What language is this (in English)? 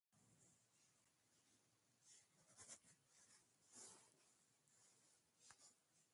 Wakhi